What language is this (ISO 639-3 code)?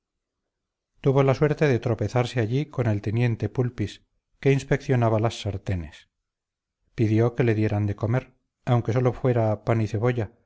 spa